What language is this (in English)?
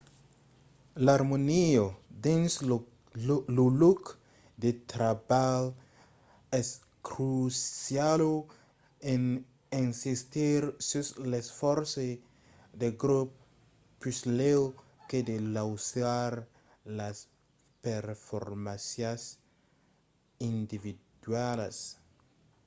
Occitan